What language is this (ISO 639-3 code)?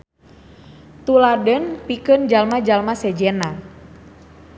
sun